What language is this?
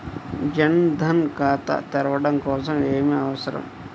Telugu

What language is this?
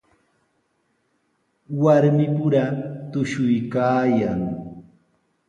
Sihuas Ancash Quechua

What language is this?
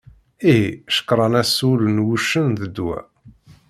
Kabyle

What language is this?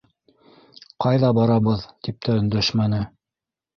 Bashkir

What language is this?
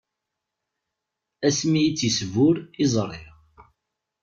Kabyle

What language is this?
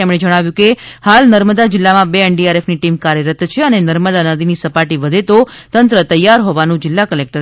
Gujarati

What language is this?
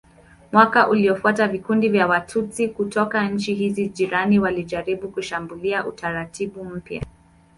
Swahili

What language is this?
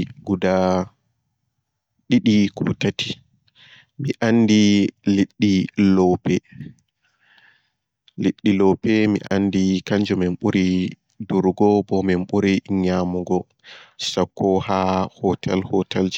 Borgu Fulfulde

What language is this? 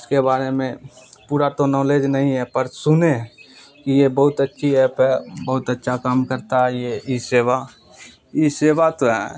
Urdu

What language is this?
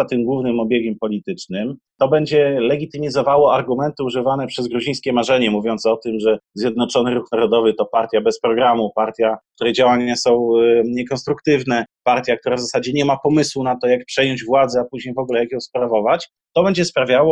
Polish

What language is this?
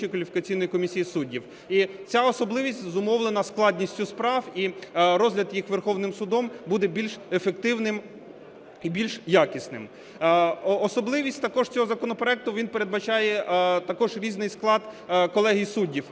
Ukrainian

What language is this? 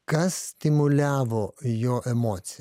Lithuanian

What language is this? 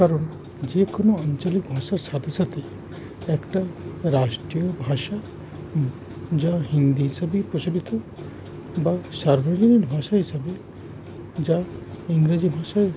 Bangla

